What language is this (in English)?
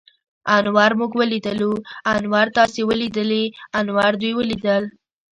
Pashto